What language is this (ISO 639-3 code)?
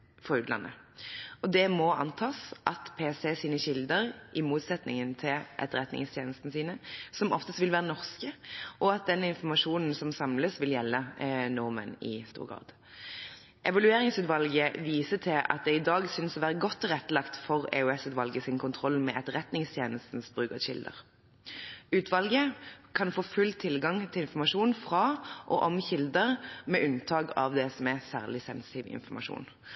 nob